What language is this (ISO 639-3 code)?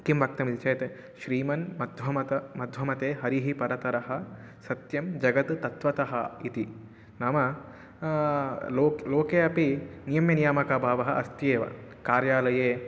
san